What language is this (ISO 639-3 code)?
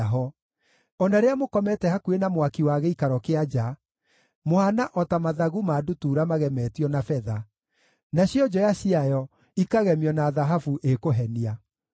kik